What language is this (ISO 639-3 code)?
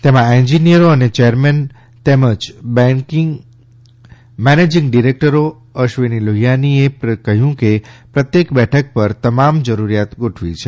guj